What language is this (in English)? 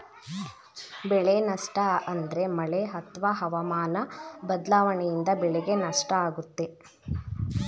Kannada